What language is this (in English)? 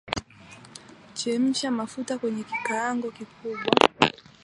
Swahili